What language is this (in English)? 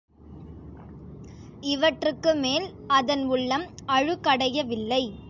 Tamil